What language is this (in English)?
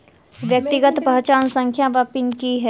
Maithili